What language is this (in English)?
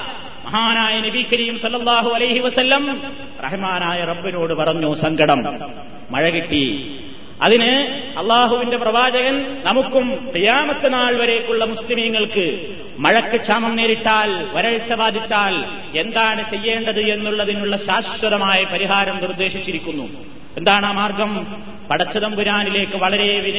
Malayalam